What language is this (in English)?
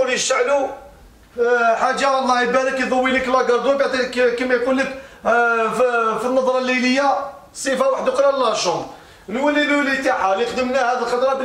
Arabic